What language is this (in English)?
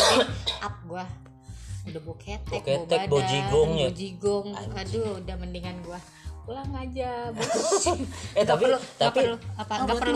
Indonesian